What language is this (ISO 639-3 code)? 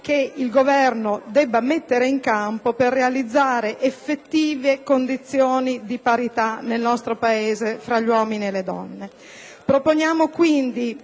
ita